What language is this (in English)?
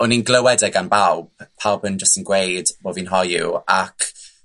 Welsh